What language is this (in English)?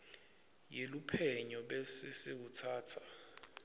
Swati